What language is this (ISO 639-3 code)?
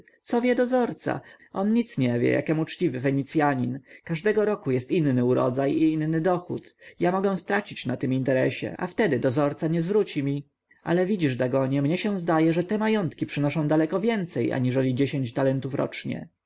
pol